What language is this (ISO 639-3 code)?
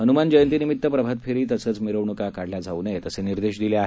mar